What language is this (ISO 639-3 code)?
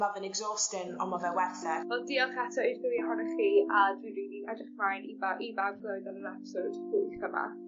cym